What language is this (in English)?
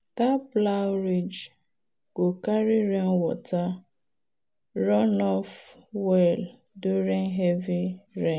Nigerian Pidgin